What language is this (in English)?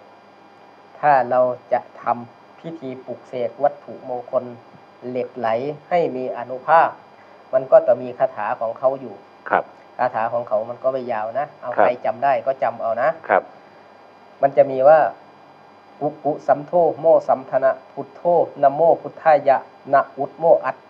Thai